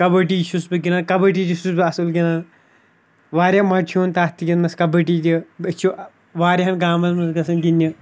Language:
Kashmiri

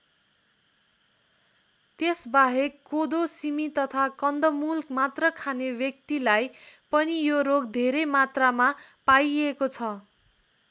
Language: Nepali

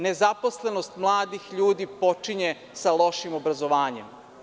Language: Serbian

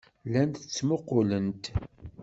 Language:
Kabyle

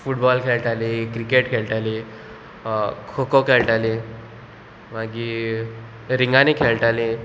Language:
Konkani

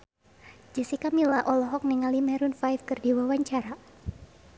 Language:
Sundanese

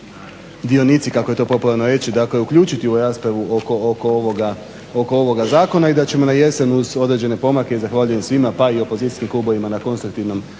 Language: Croatian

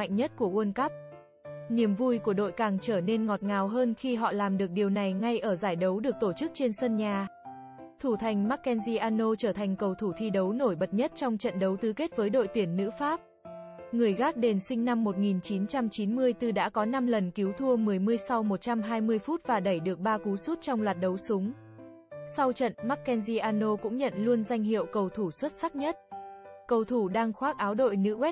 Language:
Vietnamese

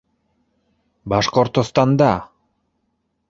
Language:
Bashkir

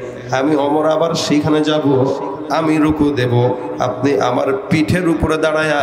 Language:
Arabic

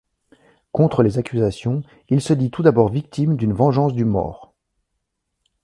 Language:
French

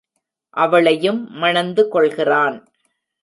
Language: Tamil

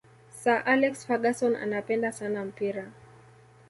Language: Swahili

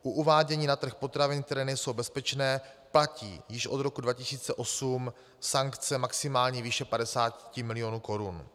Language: Czech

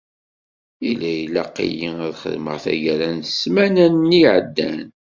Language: Kabyle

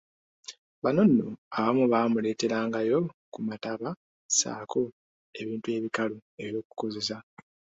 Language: Ganda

